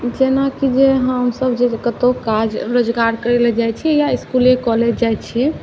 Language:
Maithili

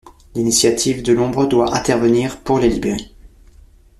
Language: French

